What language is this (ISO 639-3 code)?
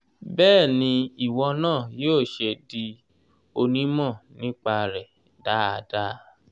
yor